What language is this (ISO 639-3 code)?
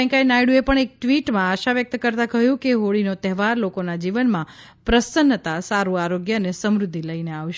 guj